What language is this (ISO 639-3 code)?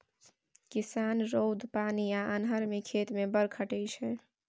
mai